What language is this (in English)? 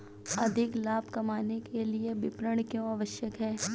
Hindi